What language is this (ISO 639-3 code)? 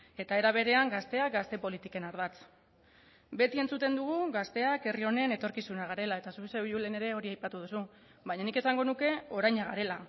eus